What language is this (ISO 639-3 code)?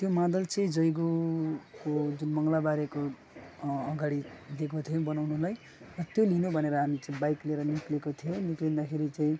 nep